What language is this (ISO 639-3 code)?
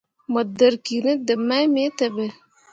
mua